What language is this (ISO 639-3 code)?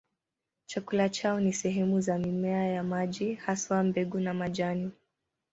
swa